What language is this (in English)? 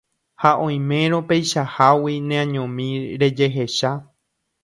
Guarani